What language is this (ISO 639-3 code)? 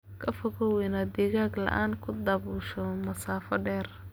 som